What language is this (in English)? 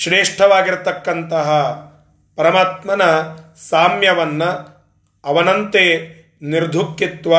Kannada